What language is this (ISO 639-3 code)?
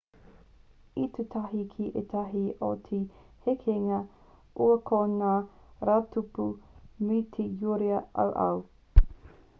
mri